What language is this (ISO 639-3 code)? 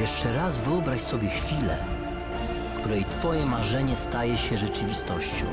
pol